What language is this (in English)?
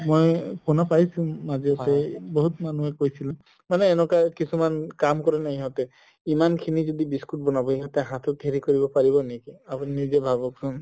Assamese